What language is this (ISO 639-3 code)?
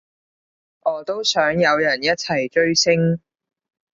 yue